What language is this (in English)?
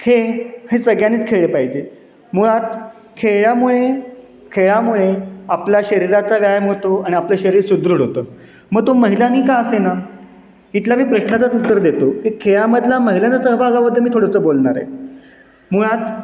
Marathi